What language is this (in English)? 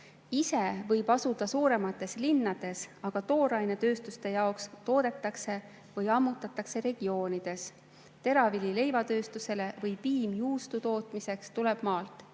Estonian